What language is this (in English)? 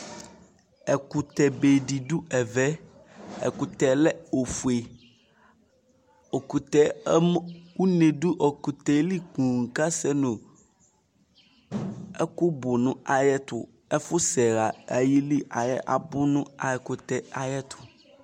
Ikposo